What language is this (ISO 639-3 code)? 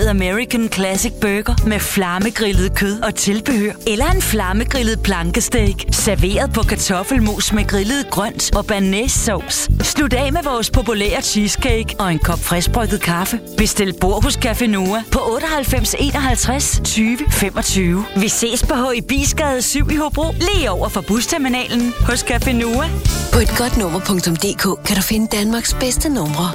dan